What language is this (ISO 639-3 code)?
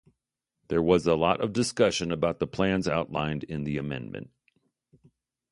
eng